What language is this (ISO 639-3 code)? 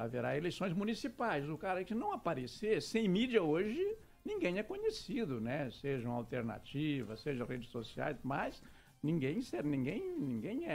por